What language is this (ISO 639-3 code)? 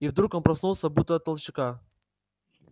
rus